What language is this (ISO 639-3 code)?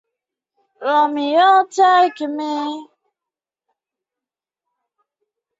zho